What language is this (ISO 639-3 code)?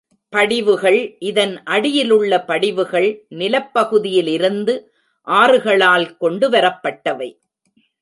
tam